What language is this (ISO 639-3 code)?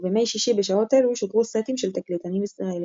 heb